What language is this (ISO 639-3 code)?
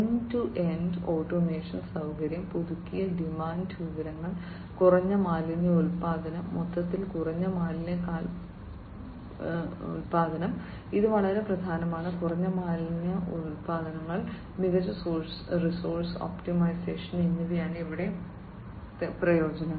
mal